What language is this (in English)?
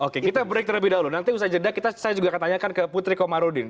Indonesian